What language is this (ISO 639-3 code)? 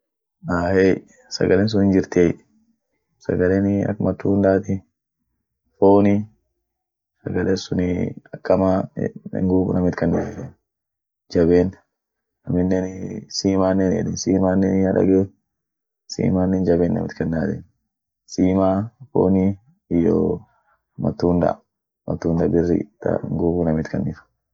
orc